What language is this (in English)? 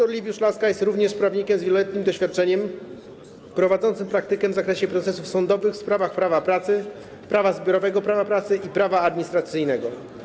Polish